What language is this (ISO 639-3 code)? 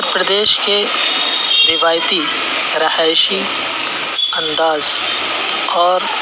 urd